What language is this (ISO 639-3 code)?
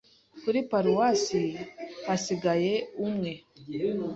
kin